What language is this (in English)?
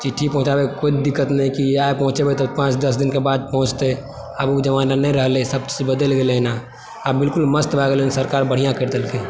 Maithili